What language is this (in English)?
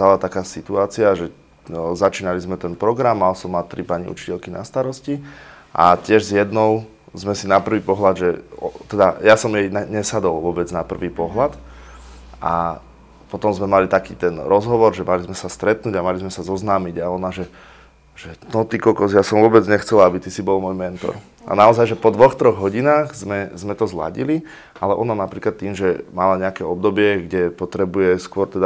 Slovak